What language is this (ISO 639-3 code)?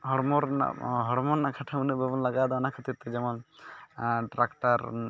sat